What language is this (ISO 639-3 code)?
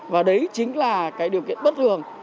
vie